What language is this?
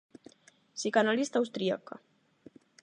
Galician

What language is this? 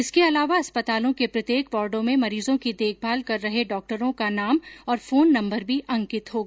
Hindi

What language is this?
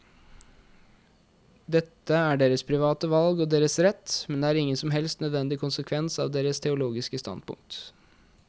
Norwegian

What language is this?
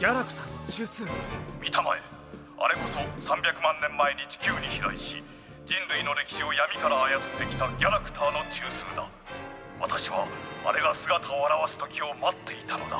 Japanese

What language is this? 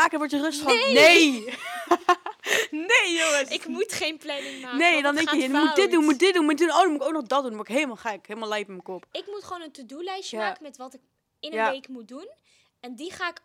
Dutch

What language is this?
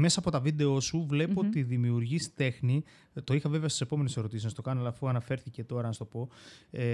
Greek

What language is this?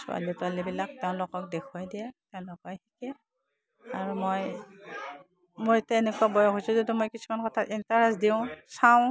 Assamese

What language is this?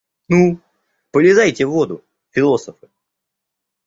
Russian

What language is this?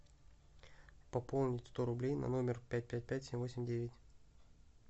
Russian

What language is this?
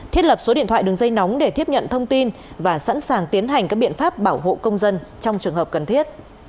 Vietnamese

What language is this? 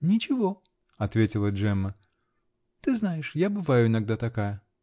Russian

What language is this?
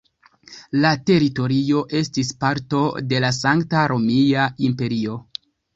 Esperanto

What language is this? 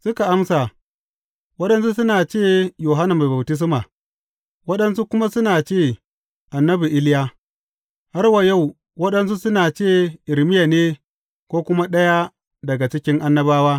Hausa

